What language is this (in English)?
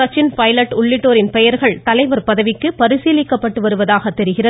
Tamil